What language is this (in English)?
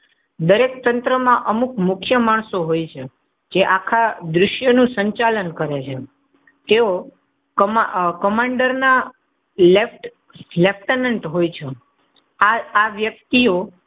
Gujarati